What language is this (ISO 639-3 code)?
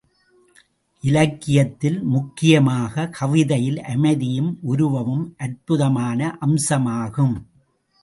tam